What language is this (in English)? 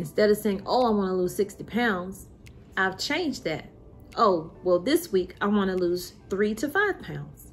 English